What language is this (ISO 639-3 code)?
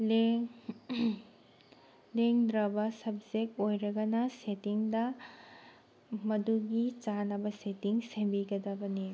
mni